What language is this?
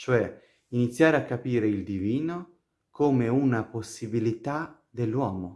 Italian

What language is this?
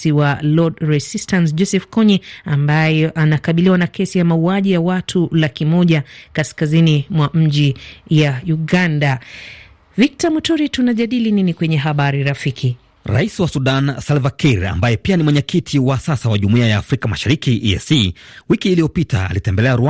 Swahili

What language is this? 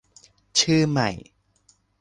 Thai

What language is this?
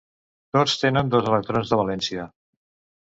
Catalan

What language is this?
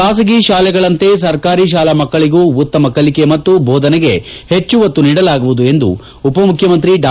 Kannada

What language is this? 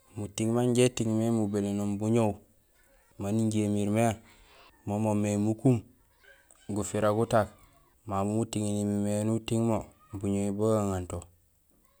Gusilay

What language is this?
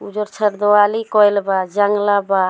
Bhojpuri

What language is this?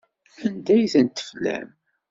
Kabyle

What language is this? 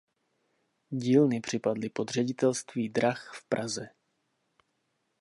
Czech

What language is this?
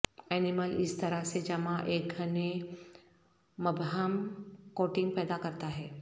Urdu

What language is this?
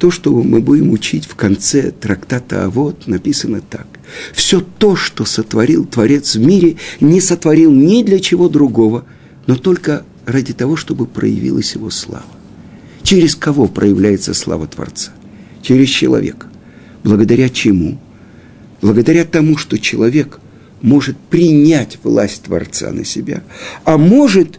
Russian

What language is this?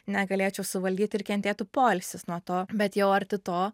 Lithuanian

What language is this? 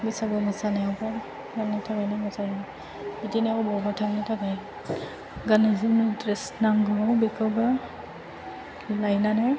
Bodo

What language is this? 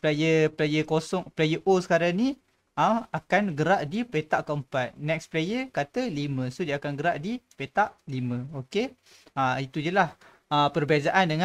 Malay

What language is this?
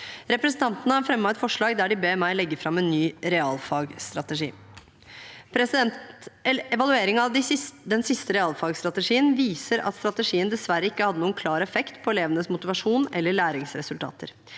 Norwegian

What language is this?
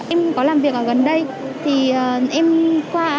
Vietnamese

